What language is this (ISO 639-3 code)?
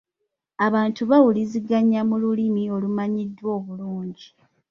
lug